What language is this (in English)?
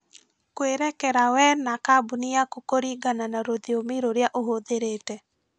Kikuyu